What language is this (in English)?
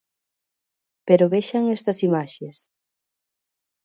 Galician